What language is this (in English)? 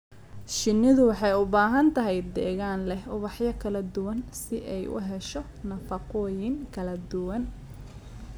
Somali